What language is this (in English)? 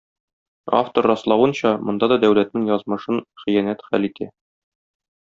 Tatar